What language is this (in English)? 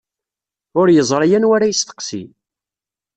Kabyle